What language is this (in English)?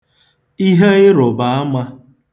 Igbo